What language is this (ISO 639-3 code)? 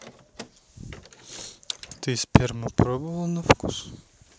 rus